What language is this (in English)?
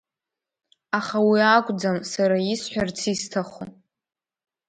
Abkhazian